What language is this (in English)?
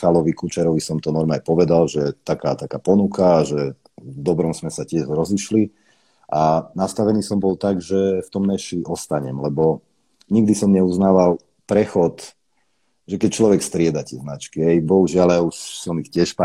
Slovak